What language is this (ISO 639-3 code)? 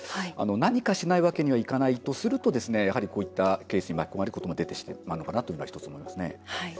jpn